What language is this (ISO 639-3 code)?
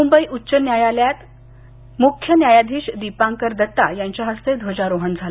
mar